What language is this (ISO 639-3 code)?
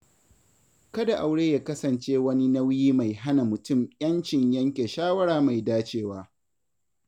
hau